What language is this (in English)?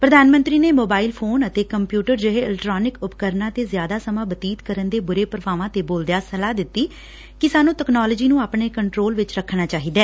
Punjabi